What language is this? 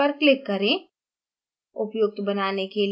Hindi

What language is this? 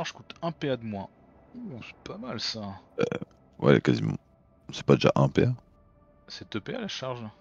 French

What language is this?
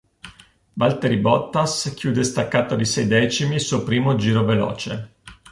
Italian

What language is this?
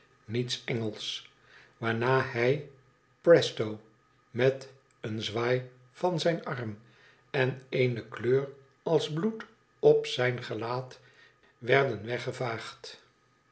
Dutch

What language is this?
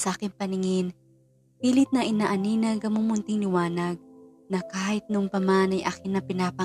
Filipino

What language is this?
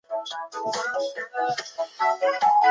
Chinese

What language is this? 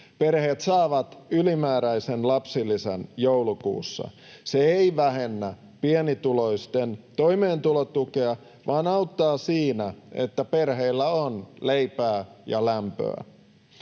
Finnish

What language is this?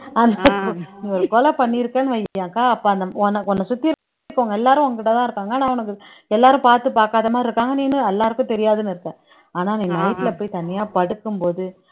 Tamil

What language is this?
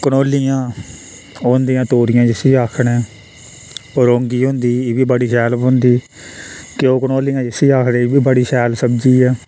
Dogri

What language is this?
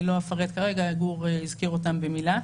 Hebrew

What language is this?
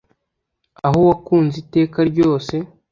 Kinyarwanda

